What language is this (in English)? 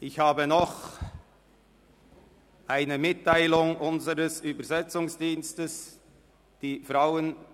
Swiss German